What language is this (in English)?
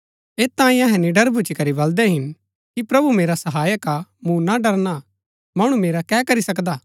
Gaddi